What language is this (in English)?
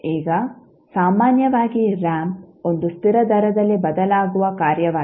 Kannada